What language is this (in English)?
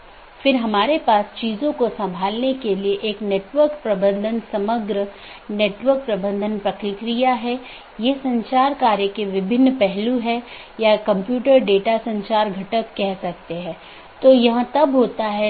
Hindi